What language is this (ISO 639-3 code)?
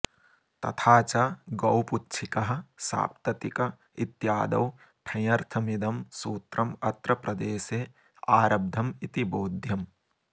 san